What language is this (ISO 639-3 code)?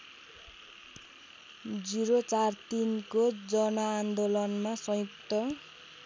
nep